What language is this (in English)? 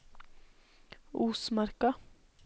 Norwegian